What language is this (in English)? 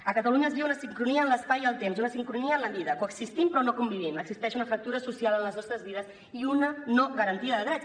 Catalan